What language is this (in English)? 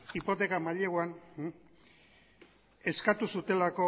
Basque